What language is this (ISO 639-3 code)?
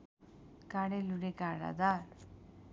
nep